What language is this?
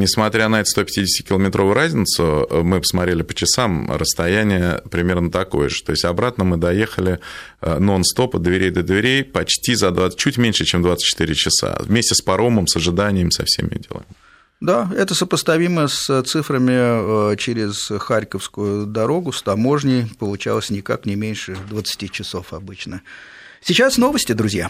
Russian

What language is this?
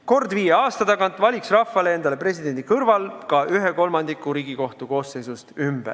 Estonian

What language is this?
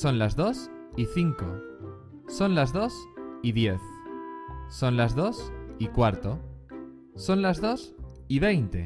Spanish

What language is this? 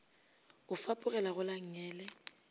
Northern Sotho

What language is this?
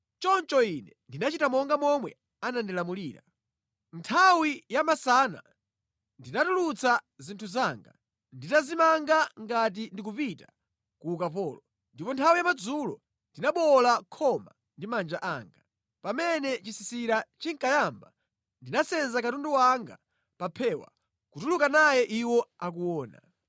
Nyanja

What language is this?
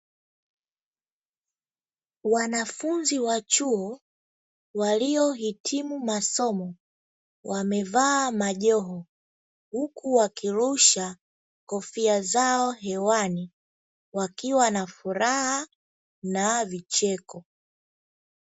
Swahili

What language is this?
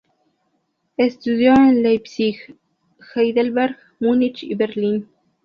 Spanish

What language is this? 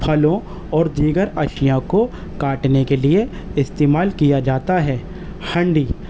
Urdu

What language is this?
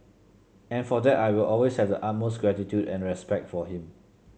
English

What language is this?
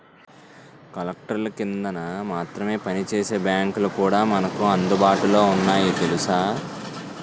Telugu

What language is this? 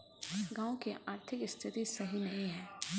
Magahi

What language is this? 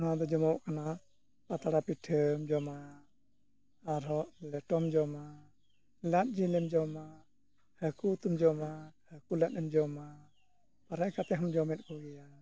Santali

